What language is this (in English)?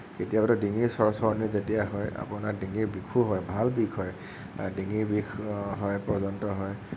Assamese